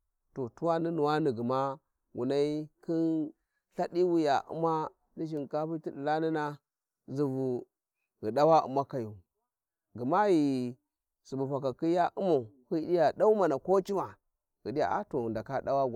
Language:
Warji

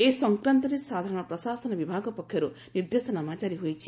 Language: Odia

